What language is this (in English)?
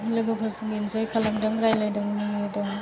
Bodo